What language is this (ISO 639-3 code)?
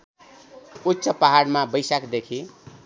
nep